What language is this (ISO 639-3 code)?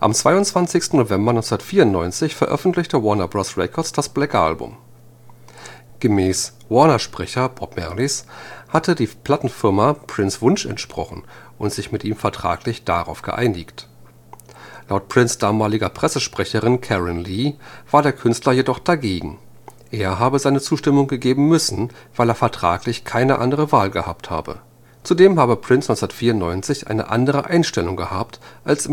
deu